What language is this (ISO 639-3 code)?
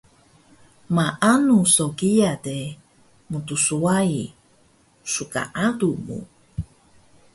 trv